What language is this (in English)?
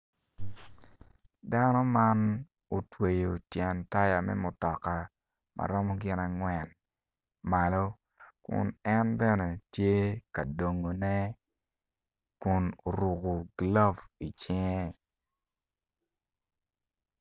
Acoli